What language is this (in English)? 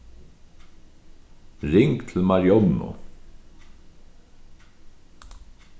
Faroese